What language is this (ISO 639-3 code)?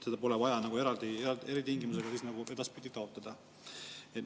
est